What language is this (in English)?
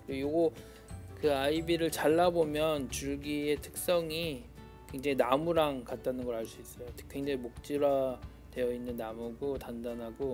Korean